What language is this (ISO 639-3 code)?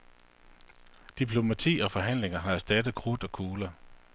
dan